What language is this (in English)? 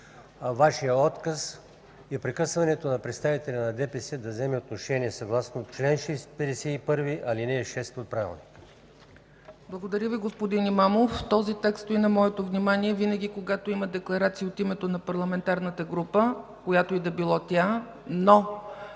Bulgarian